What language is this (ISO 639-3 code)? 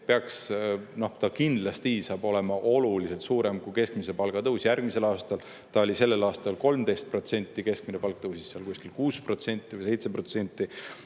est